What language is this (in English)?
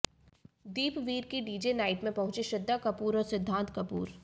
Hindi